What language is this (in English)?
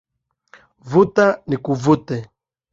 Swahili